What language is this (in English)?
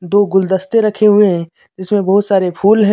Hindi